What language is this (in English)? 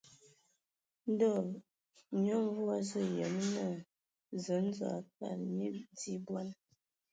Ewondo